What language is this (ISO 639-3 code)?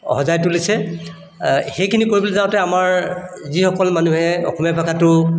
asm